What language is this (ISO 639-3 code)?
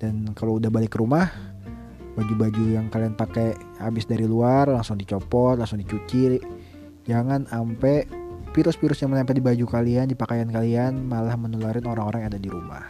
ind